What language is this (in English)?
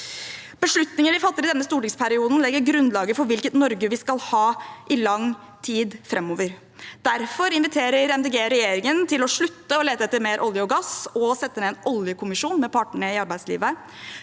Norwegian